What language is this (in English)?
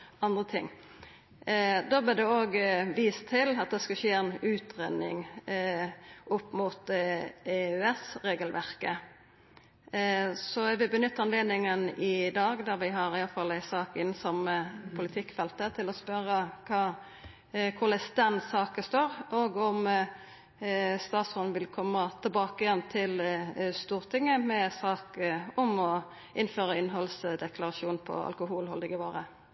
Norwegian Nynorsk